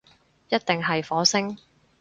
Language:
Cantonese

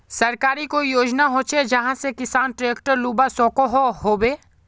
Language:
Magahi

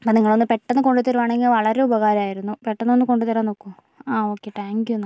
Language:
Malayalam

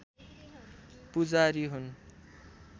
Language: Nepali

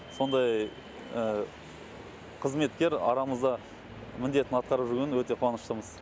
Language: Kazakh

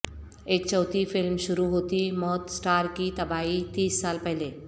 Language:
Urdu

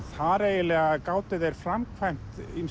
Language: Icelandic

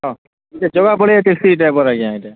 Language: Odia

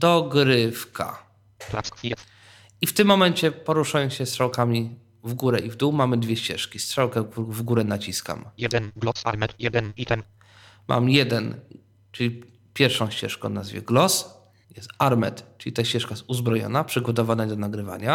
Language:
Polish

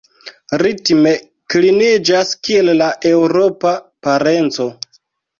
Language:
Esperanto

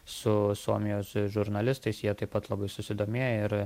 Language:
Lithuanian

